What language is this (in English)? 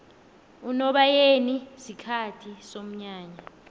South Ndebele